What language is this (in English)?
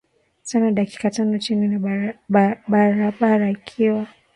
Swahili